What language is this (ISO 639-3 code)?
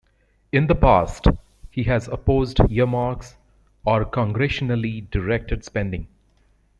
eng